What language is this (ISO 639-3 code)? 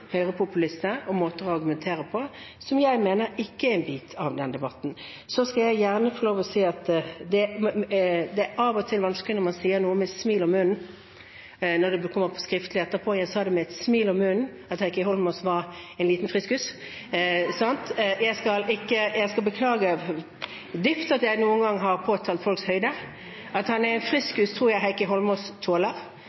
nob